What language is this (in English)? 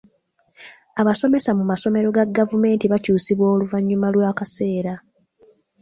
Ganda